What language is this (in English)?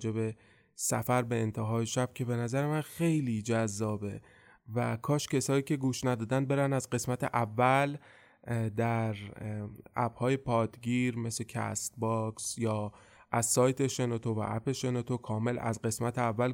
Persian